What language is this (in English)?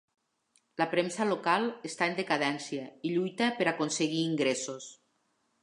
Catalan